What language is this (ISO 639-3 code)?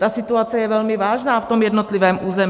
ces